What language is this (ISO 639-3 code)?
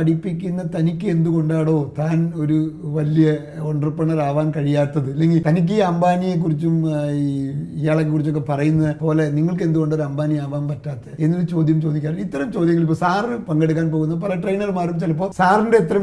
mal